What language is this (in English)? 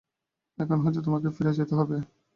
Bangla